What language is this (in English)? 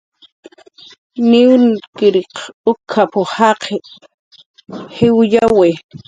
Jaqaru